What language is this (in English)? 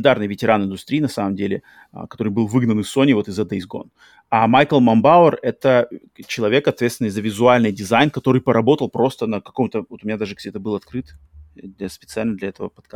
Russian